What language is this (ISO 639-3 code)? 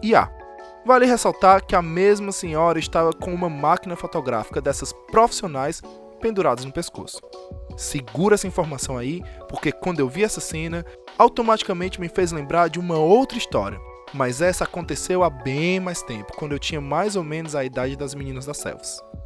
por